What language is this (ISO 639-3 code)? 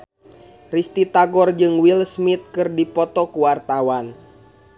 sun